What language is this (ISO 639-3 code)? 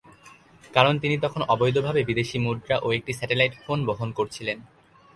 ben